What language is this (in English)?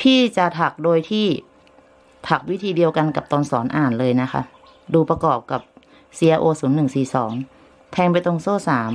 Thai